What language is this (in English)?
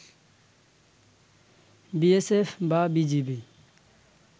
Bangla